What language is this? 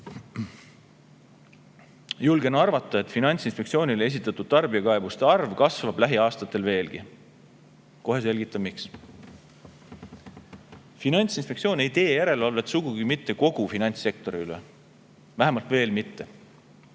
Estonian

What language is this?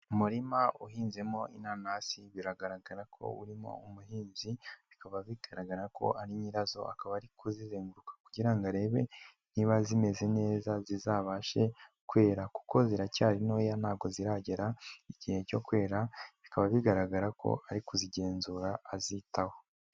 Kinyarwanda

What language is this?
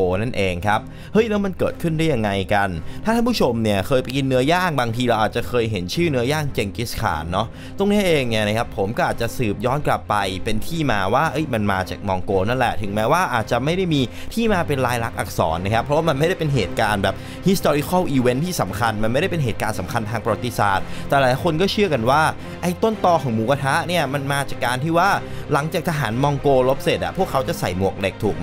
Thai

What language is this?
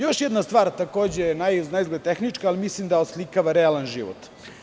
Serbian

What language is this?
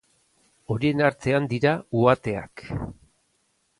Basque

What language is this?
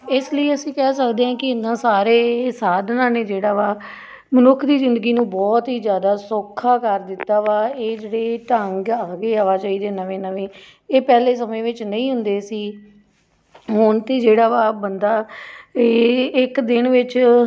Punjabi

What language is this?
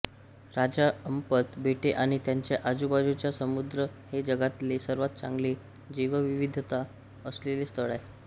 Marathi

